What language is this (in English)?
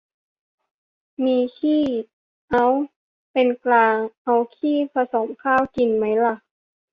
Thai